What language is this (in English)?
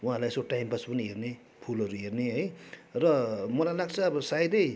Nepali